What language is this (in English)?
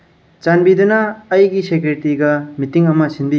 Manipuri